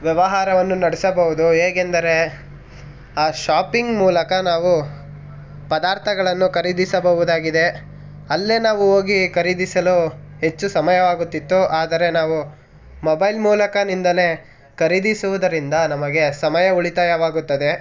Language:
Kannada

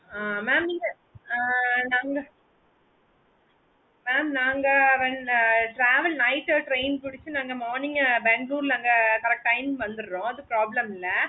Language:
Tamil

